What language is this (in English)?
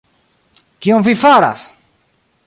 Esperanto